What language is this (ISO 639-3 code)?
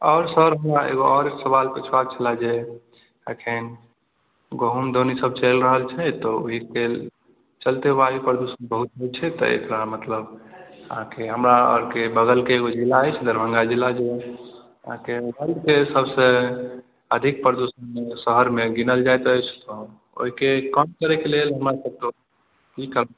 mai